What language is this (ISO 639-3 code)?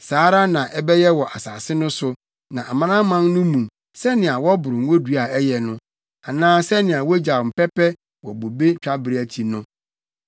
aka